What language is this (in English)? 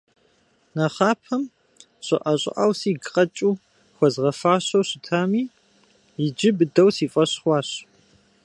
Kabardian